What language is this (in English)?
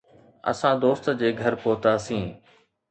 Sindhi